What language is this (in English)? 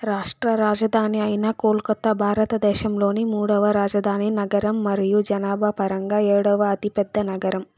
Telugu